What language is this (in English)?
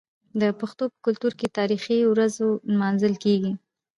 Pashto